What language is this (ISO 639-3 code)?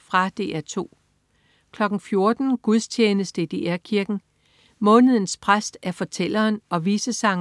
dan